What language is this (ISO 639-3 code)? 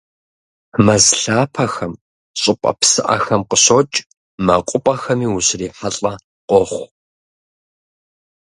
kbd